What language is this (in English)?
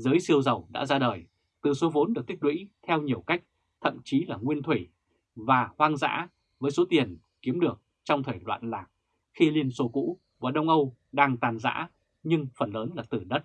Vietnamese